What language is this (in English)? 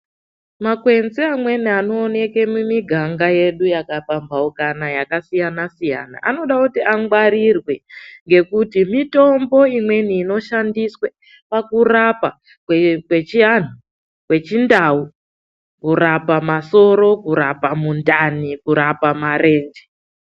Ndau